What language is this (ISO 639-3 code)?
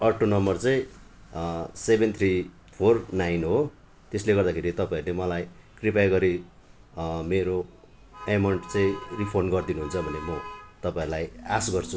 nep